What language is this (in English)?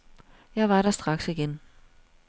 Danish